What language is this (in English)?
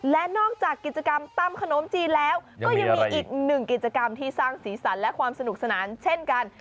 Thai